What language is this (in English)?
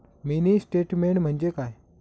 Marathi